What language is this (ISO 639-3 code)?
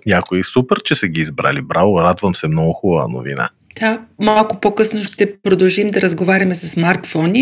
bul